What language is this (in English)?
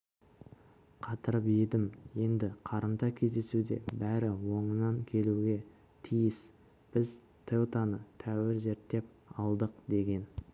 Kazakh